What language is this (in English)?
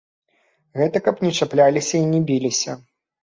Belarusian